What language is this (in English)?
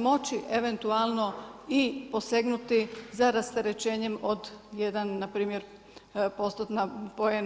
Croatian